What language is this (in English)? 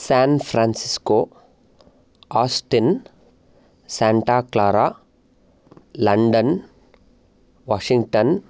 Sanskrit